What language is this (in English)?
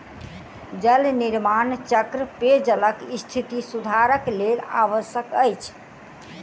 Maithili